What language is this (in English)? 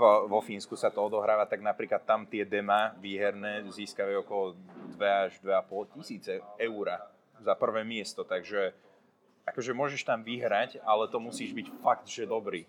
Slovak